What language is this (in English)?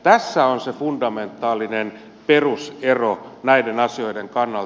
Finnish